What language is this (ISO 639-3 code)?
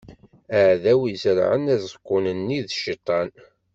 kab